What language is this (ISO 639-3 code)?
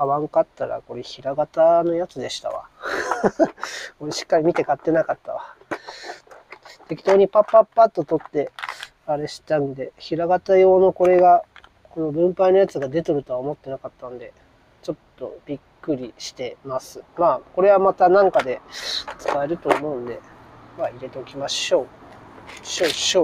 jpn